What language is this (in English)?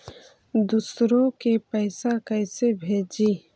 Magahi